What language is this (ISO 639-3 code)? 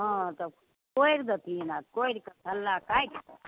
mai